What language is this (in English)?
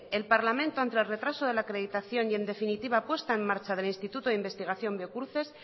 Spanish